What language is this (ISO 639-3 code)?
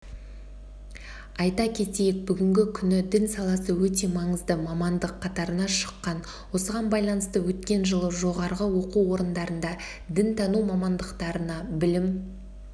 kaz